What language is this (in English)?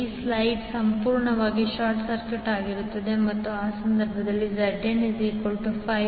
Kannada